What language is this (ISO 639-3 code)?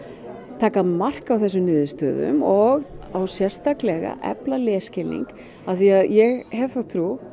isl